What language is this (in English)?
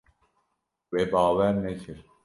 Kurdish